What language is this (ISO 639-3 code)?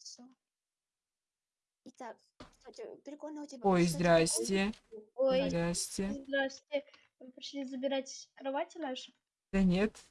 rus